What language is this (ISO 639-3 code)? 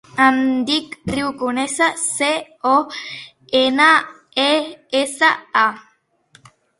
cat